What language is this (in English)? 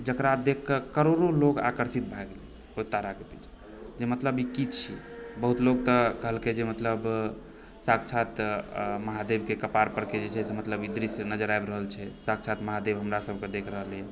Maithili